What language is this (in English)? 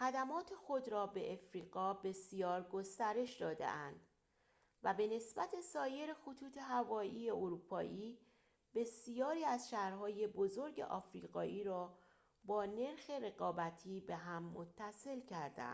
Persian